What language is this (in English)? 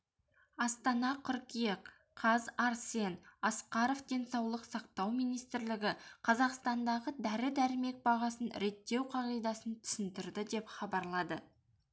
Kazakh